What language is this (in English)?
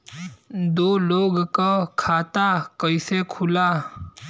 Bhojpuri